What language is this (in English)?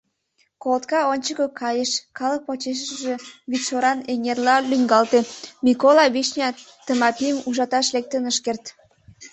Mari